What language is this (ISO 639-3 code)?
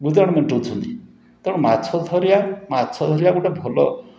ori